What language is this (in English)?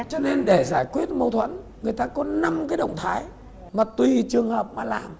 Vietnamese